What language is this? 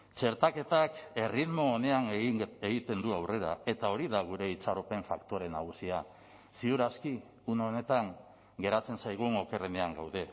Basque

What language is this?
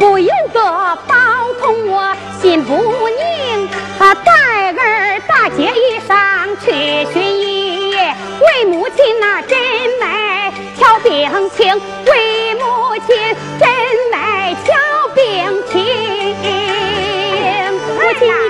Chinese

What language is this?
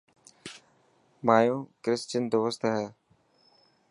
Dhatki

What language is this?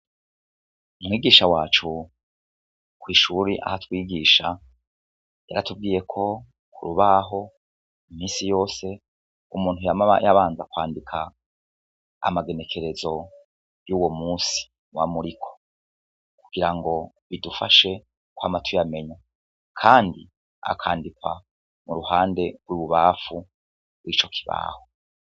Rundi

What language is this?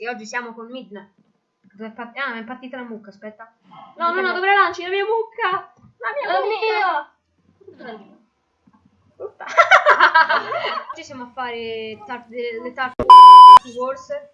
Italian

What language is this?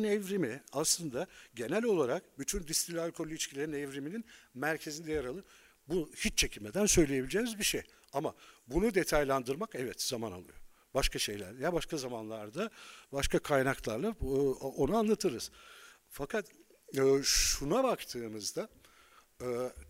Turkish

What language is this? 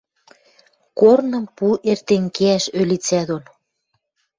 Western Mari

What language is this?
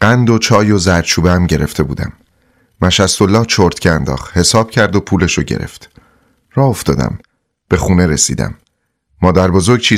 Persian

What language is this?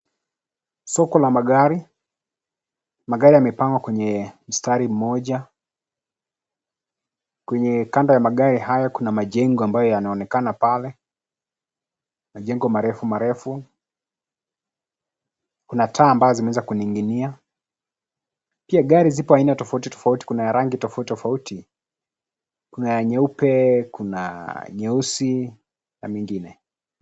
Swahili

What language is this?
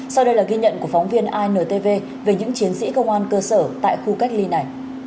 Vietnamese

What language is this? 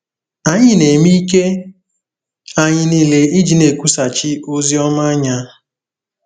Igbo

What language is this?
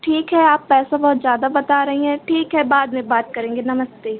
Hindi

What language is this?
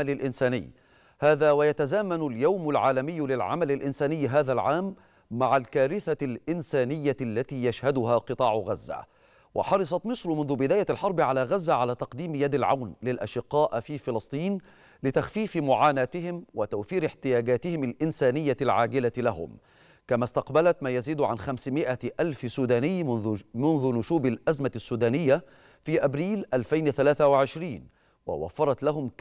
Arabic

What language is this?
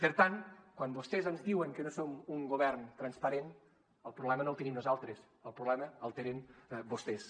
Catalan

